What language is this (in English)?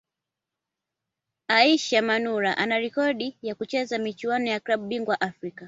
Swahili